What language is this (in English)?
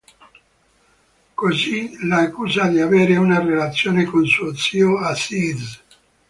Italian